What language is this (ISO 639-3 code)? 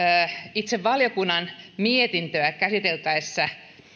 fin